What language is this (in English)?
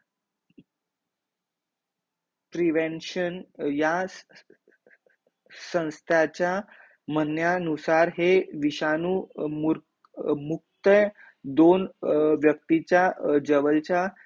Marathi